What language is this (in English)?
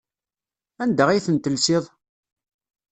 Kabyle